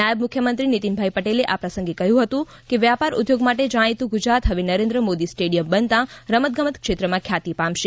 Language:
Gujarati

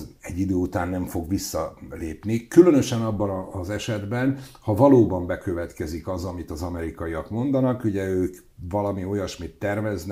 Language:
Hungarian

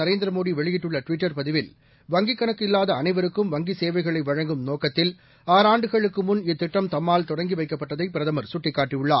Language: Tamil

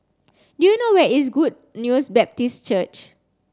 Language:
English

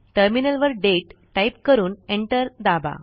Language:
Marathi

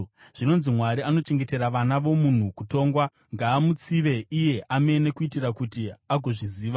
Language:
Shona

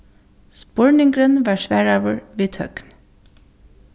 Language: Faroese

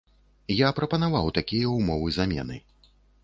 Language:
Belarusian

